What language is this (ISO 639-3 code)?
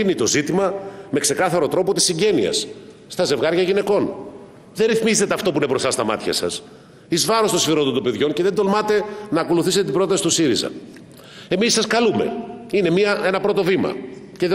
ell